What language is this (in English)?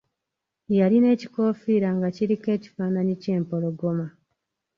Ganda